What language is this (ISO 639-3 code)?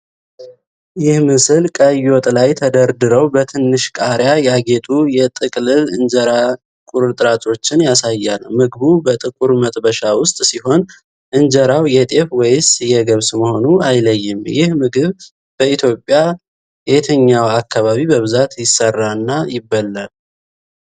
amh